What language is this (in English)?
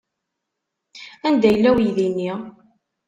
Kabyle